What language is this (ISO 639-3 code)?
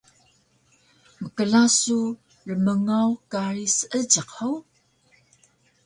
trv